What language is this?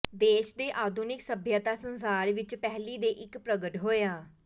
Punjabi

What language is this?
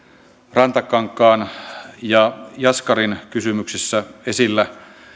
Finnish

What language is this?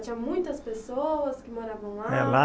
Portuguese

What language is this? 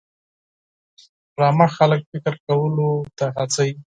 Pashto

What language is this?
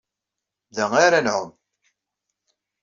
Kabyle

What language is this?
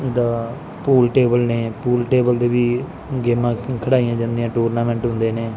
Punjabi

